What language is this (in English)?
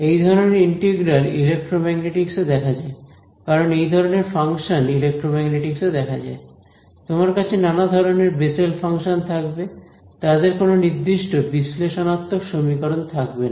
Bangla